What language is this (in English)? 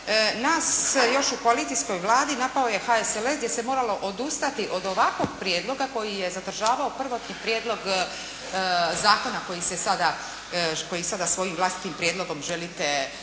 Croatian